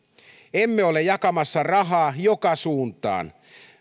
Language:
Finnish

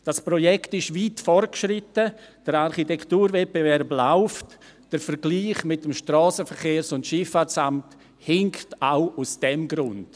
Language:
Swiss German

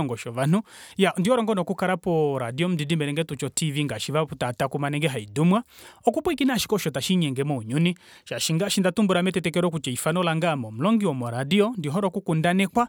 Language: Kuanyama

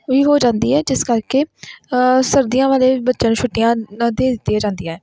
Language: Punjabi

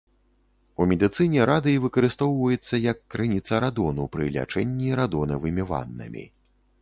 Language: Belarusian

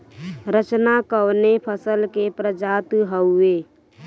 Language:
Bhojpuri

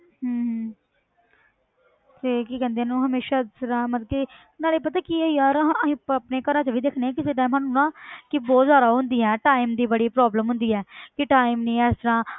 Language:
Punjabi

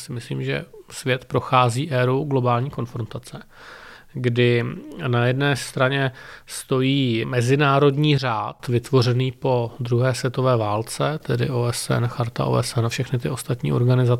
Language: Czech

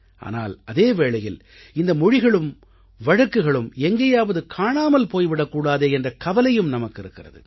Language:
Tamil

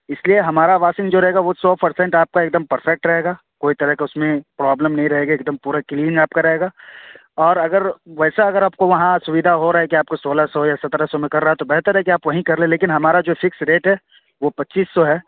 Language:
Urdu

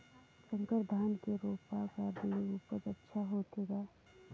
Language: Chhattisgarhi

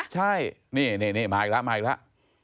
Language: Thai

